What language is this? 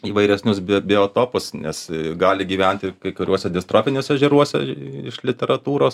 Lithuanian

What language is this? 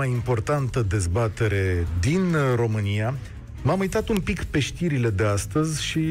Romanian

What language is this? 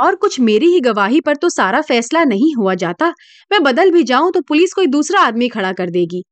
Hindi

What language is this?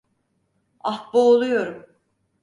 Turkish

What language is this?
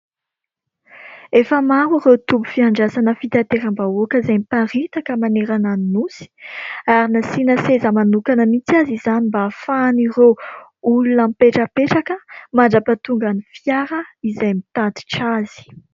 Malagasy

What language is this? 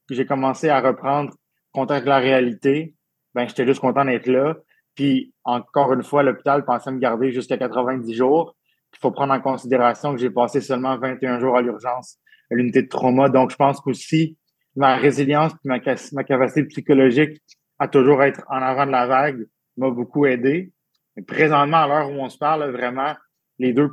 French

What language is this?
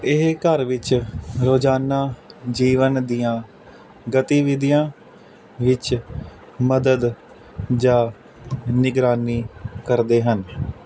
Punjabi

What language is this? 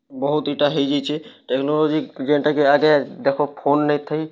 Odia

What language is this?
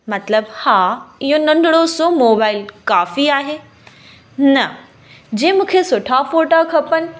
Sindhi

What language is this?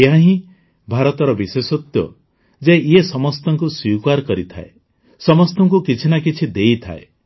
Odia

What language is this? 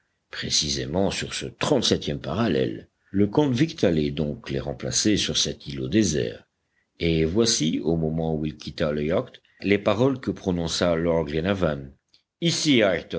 French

